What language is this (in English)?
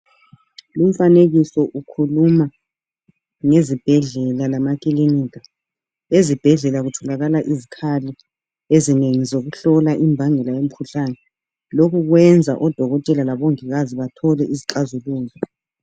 North Ndebele